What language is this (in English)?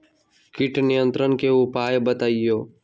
Magahi